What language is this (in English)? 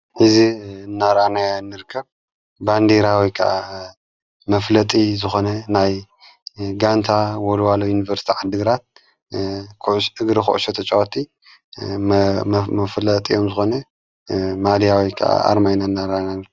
Tigrinya